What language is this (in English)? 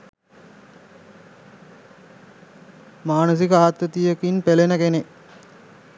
Sinhala